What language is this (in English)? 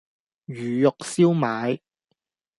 Cantonese